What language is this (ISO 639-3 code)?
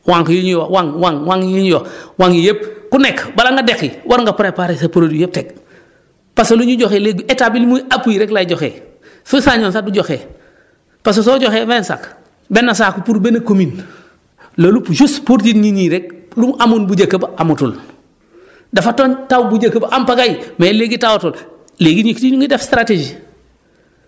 wol